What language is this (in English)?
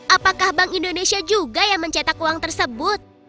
Indonesian